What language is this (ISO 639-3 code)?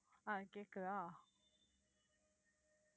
tam